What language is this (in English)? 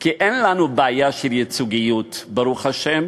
Hebrew